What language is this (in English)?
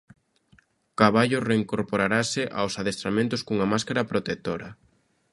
Galician